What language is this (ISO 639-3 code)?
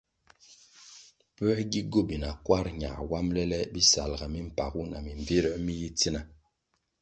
nmg